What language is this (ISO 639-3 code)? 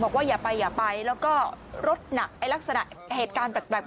tha